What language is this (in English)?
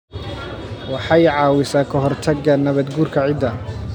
Somali